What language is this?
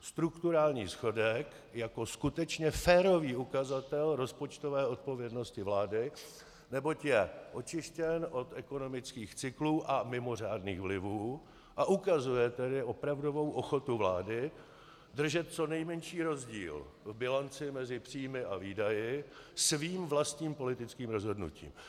Czech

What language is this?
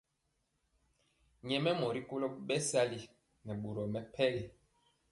Mpiemo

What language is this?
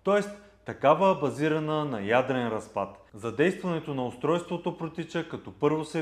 Bulgarian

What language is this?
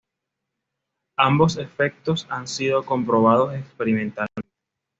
Spanish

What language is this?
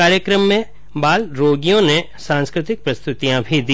Hindi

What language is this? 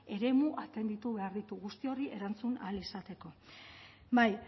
Basque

